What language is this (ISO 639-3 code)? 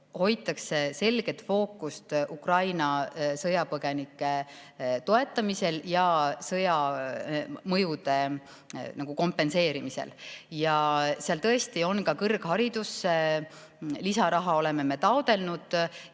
est